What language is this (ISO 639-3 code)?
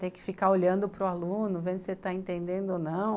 por